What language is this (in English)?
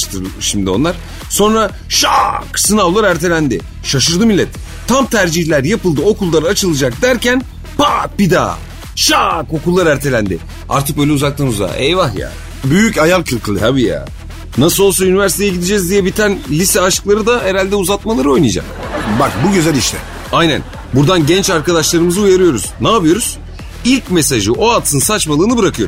Turkish